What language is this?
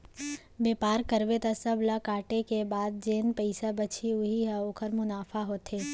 Chhattisgarhi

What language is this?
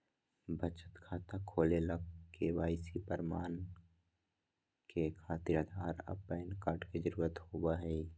Magahi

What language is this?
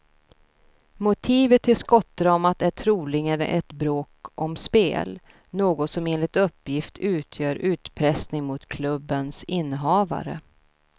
Swedish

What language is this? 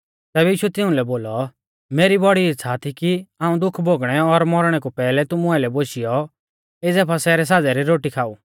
Mahasu Pahari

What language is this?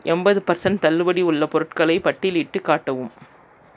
Tamil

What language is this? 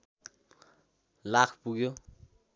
Nepali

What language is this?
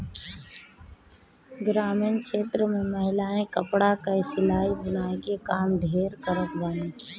Bhojpuri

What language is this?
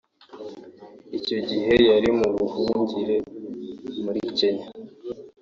Kinyarwanda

